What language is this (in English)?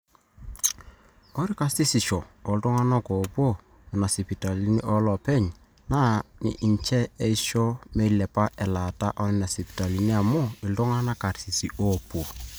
Masai